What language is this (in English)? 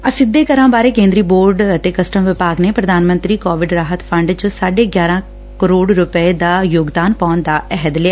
Punjabi